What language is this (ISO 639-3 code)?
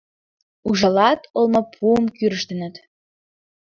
chm